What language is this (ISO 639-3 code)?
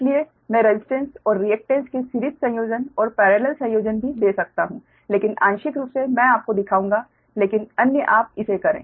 hin